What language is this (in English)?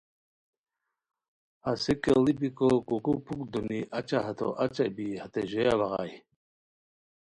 Khowar